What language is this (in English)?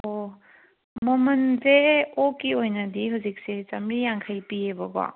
Manipuri